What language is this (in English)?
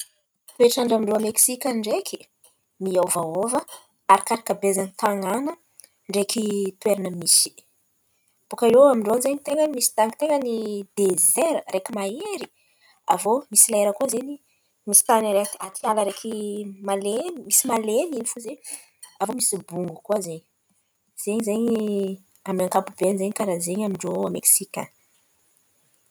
Antankarana Malagasy